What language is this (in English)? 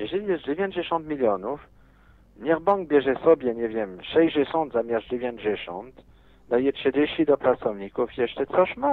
Polish